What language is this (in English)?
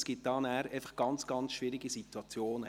Swiss German